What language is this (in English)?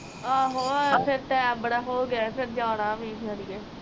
Punjabi